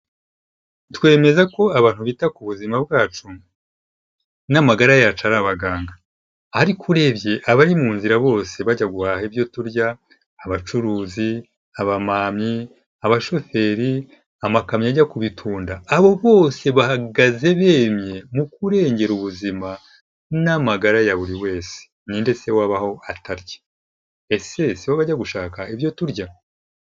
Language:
Kinyarwanda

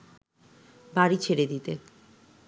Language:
Bangla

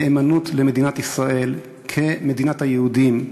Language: Hebrew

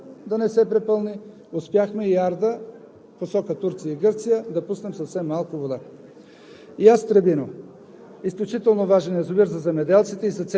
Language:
Bulgarian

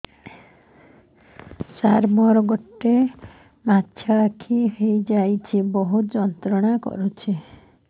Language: Odia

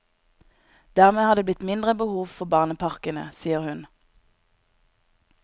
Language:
Norwegian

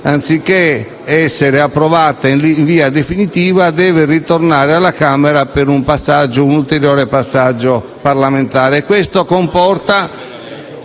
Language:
Italian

